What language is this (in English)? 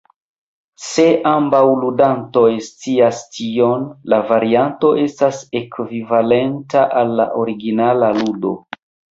Esperanto